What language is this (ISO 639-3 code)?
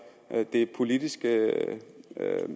dan